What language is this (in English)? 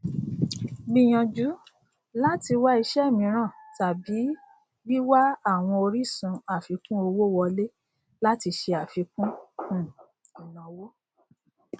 Yoruba